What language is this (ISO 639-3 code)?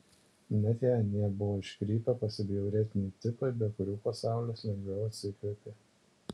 lit